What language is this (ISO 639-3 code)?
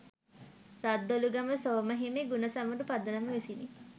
sin